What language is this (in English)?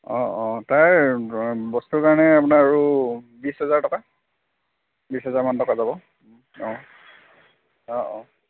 Assamese